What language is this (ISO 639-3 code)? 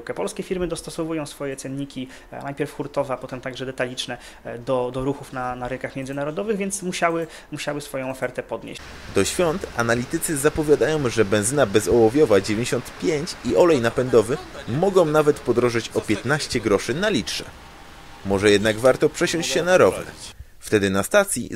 pol